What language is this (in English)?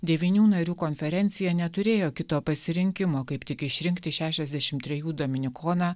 Lithuanian